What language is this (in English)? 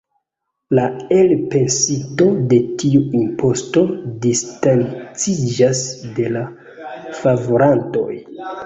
Esperanto